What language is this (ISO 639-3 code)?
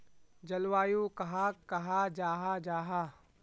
mag